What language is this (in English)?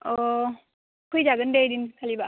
Bodo